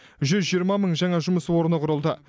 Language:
Kazakh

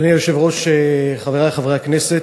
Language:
Hebrew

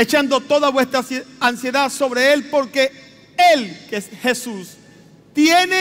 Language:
Spanish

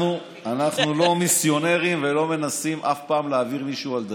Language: Hebrew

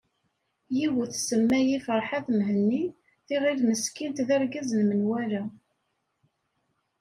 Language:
Kabyle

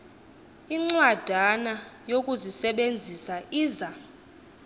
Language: Xhosa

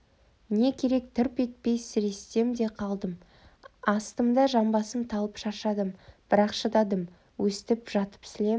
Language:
Kazakh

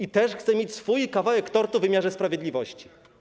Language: Polish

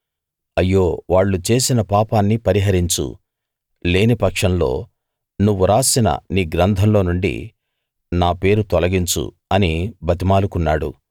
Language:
Telugu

